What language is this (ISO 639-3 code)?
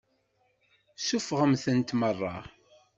kab